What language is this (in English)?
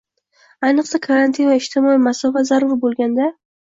Uzbek